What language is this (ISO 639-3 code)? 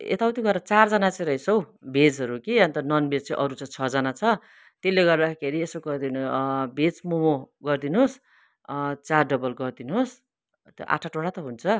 nep